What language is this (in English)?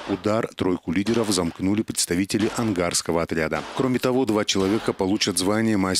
Russian